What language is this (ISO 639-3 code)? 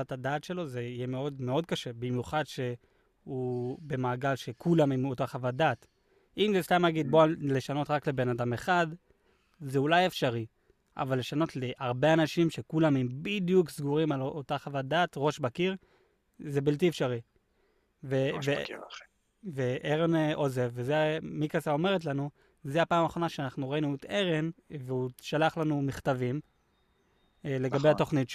heb